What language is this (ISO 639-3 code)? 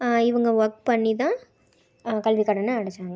tam